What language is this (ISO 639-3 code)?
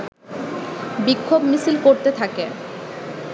ben